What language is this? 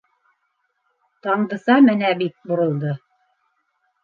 Bashkir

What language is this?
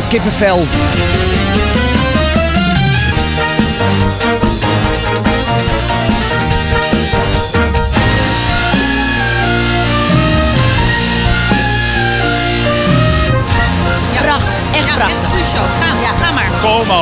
Dutch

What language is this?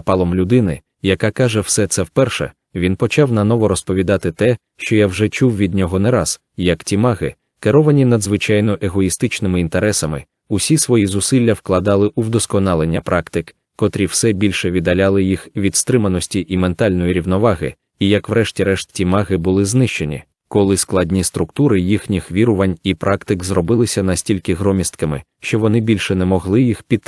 Ukrainian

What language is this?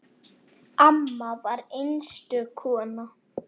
Icelandic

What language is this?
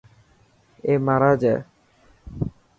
Dhatki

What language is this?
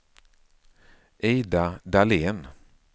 Swedish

